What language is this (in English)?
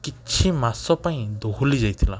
Odia